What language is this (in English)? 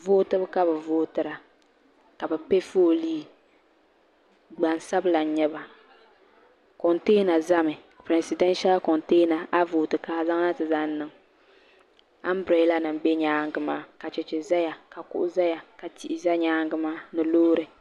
Dagbani